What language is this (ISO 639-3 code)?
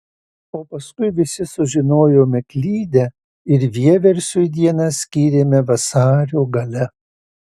lit